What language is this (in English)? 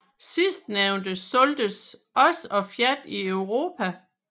Danish